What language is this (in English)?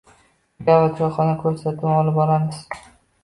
Uzbek